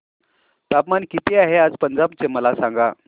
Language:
Marathi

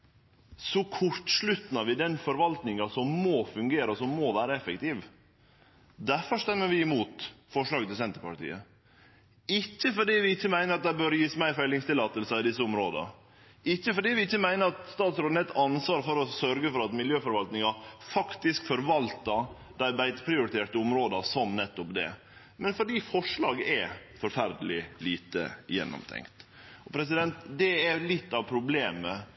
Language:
Norwegian Nynorsk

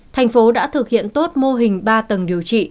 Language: Vietnamese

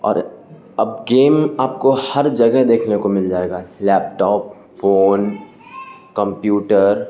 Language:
Urdu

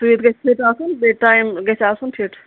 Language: Kashmiri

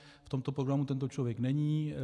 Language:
Czech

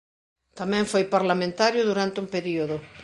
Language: Galician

